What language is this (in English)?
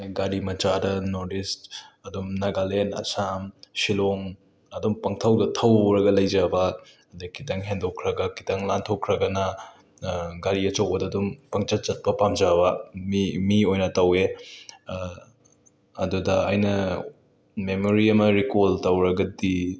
Manipuri